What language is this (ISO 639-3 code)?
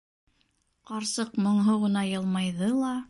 bak